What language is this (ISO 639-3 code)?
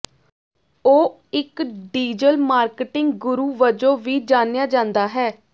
pan